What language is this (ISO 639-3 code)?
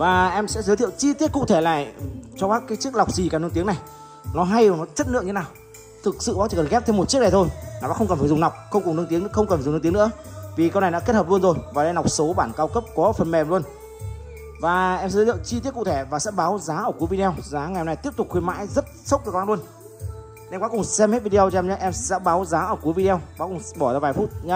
vie